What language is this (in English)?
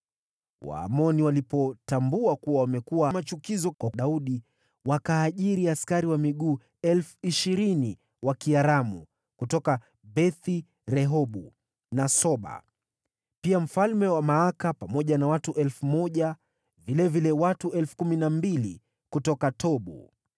Swahili